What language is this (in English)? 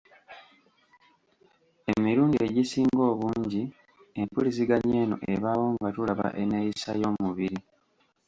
Ganda